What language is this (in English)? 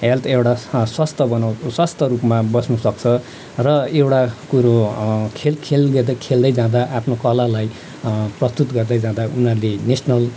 Nepali